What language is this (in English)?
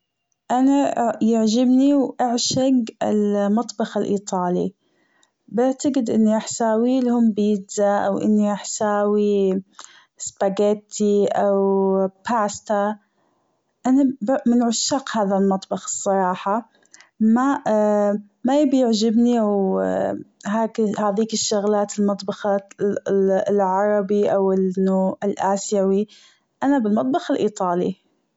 Gulf Arabic